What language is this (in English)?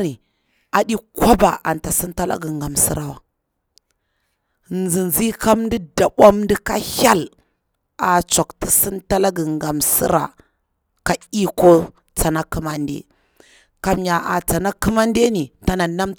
Bura-Pabir